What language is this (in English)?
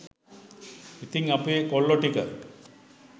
Sinhala